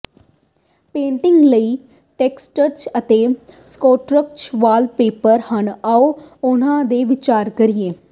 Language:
Punjabi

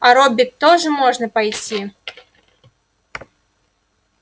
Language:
Russian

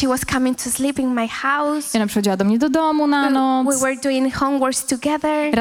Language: Polish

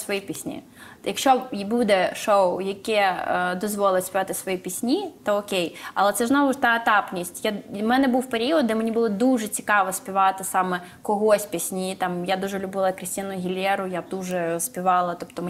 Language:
Ukrainian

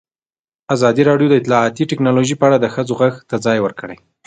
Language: Pashto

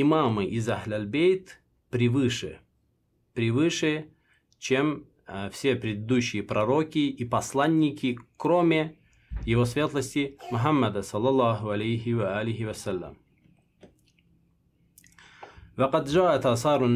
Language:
Russian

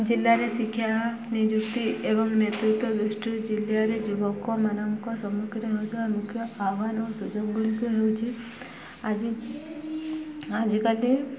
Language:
Odia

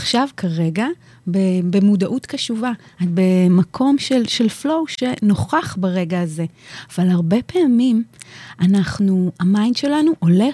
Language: Hebrew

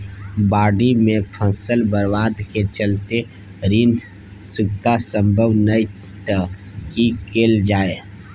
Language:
Maithili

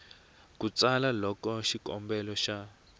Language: Tsonga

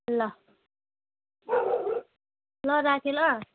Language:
Nepali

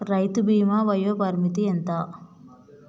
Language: Telugu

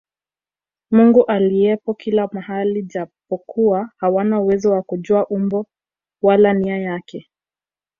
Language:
Swahili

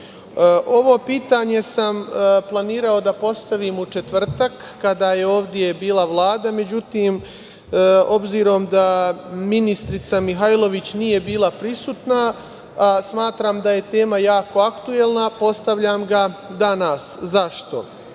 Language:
Serbian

